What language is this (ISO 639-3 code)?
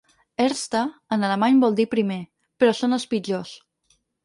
cat